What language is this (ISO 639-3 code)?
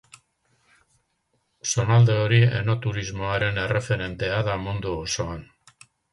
eus